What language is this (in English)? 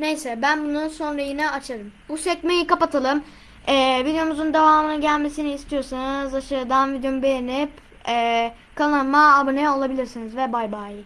Turkish